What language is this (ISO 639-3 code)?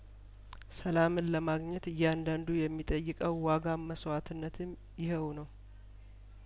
amh